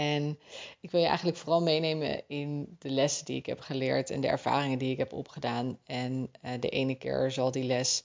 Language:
Dutch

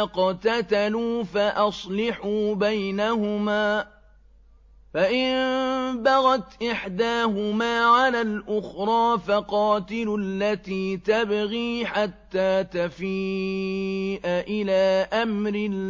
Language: Arabic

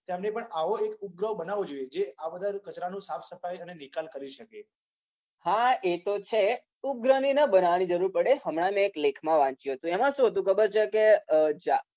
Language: Gujarati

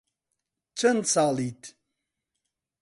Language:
Central Kurdish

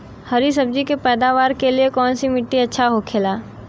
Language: Bhojpuri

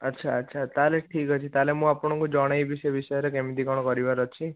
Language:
Odia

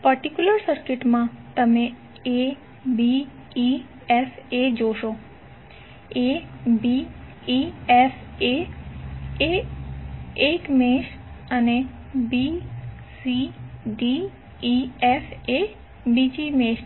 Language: Gujarati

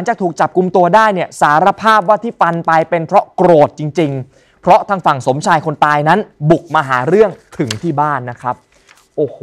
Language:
Thai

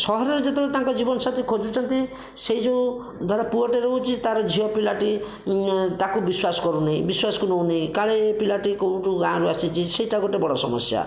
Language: Odia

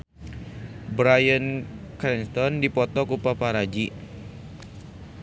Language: Sundanese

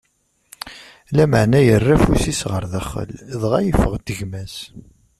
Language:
Kabyle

